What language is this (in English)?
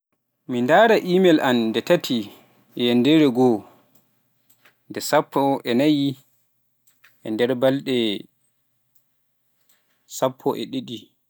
Pular